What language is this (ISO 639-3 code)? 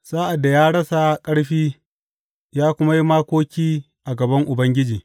hau